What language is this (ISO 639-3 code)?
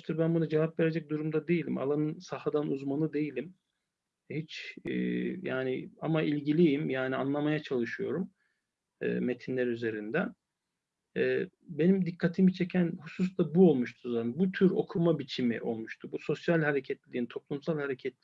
tur